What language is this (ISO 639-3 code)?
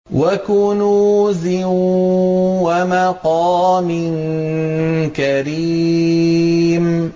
ara